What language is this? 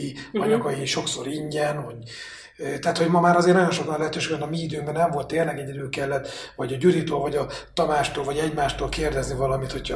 Hungarian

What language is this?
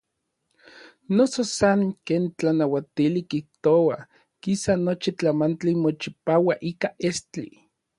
Orizaba Nahuatl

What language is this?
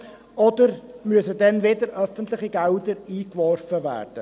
Swiss German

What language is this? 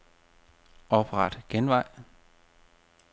Danish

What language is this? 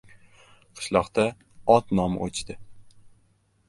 Uzbek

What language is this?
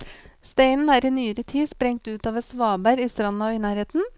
Norwegian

